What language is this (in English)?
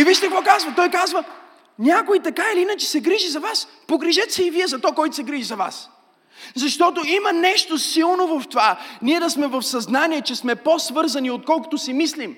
Bulgarian